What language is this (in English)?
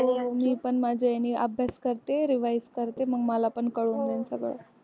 Marathi